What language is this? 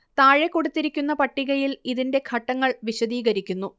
Malayalam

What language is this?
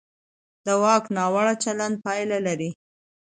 Pashto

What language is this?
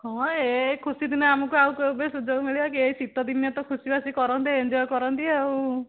Odia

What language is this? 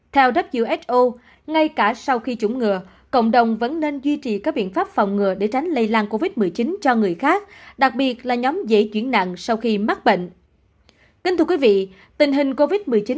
Vietnamese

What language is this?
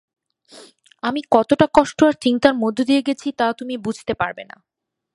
Bangla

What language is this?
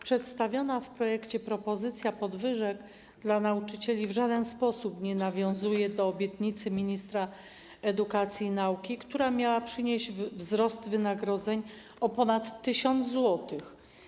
Polish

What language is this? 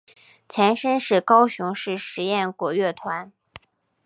Chinese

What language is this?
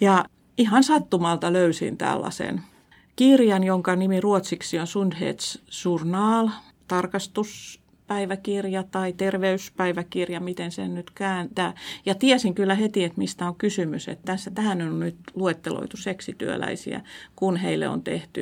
Finnish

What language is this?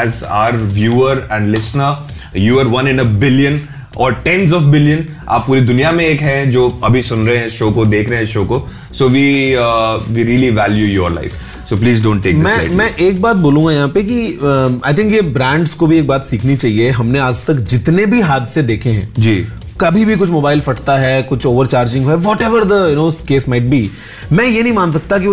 Hindi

